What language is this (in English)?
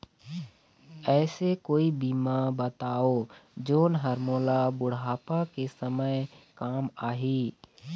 Chhattisgarhi